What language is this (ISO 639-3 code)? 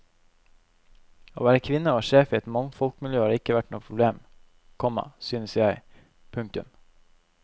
nor